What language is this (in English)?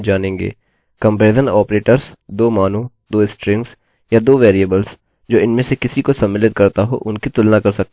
Hindi